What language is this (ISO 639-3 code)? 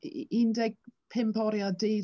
cym